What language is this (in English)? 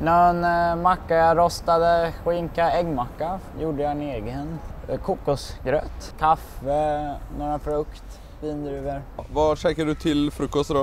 Swedish